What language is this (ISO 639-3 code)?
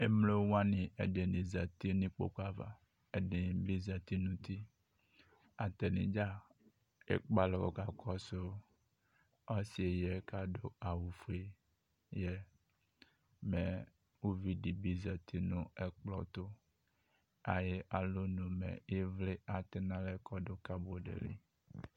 kpo